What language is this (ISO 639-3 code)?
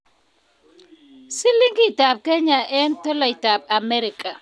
kln